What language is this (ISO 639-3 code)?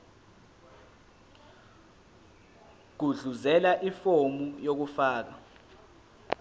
zul